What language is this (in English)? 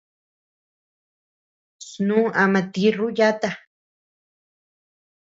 Tepeuxila Cuicatec